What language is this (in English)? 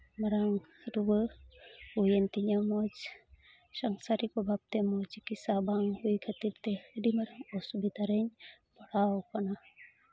Santali